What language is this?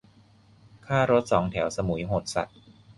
Thai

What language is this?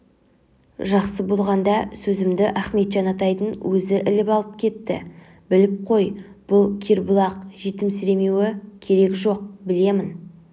Kazakh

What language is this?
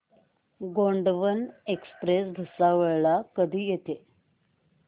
Marathi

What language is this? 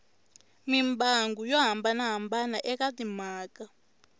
Tsonga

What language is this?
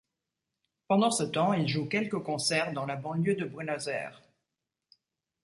French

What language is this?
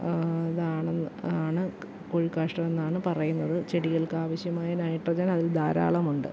Malayalam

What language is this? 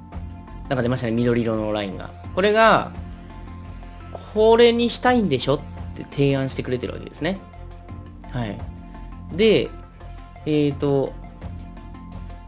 Japanese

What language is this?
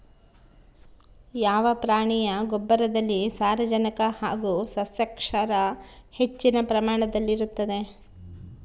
Kannada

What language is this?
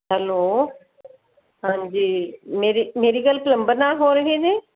Punjabi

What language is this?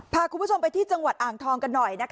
Thai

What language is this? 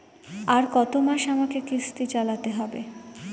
Bangla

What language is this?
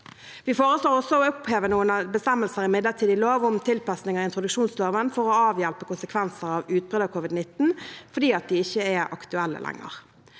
Norwegian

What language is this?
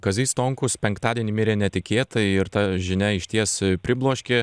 Lithuanian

